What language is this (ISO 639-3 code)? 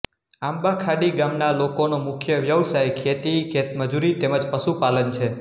guj